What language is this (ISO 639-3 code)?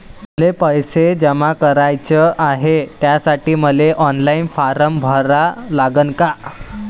mar